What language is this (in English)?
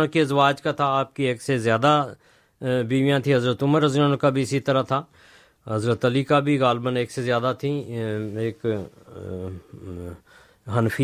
Urdu